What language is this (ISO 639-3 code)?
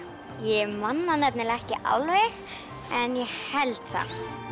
isl